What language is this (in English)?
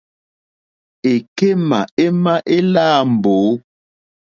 Mokpwe